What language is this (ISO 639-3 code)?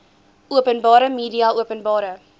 afr